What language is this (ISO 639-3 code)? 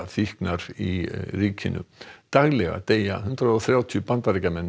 isl